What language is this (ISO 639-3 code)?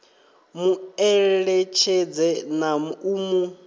ven